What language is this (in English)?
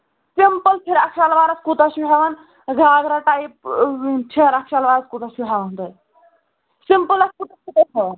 Kashmiri